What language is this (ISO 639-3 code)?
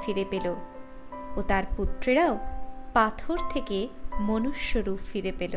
ben